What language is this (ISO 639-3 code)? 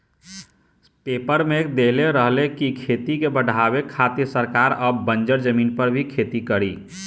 bho